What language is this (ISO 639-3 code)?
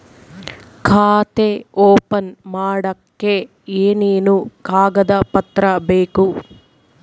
kan